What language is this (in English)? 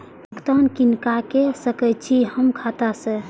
Maithili